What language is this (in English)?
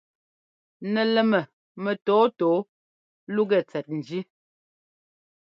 Ngomba